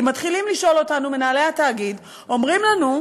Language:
Hebrew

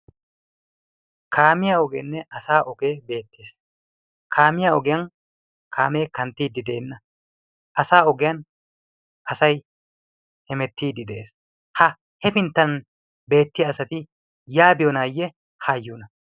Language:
Wolaytta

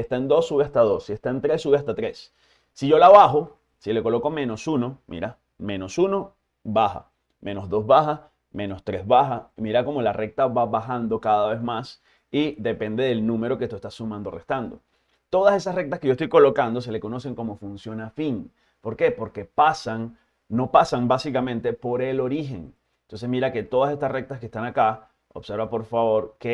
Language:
Spanish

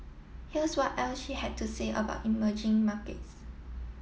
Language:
English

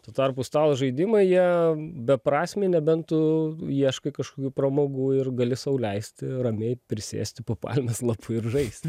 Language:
Lithuanian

